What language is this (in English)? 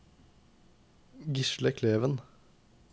Norwegian